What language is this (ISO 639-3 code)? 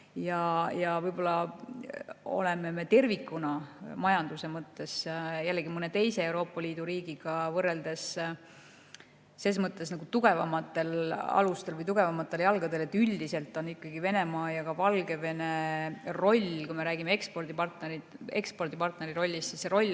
est